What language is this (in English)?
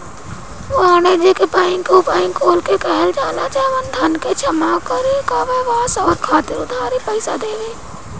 Bhojpuri